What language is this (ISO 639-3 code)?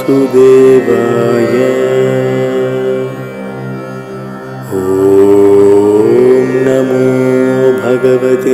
ara